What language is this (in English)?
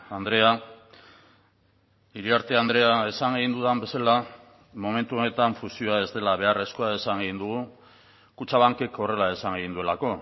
Basque